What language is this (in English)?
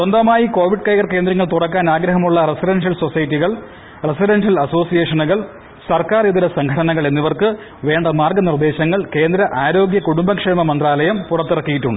Malayalam